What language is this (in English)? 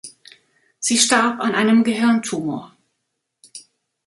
German